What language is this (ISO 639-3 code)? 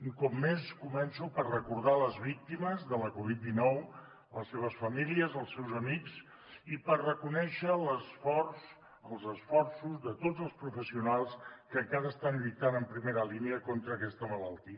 cat